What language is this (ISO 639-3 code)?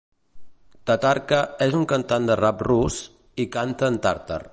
cat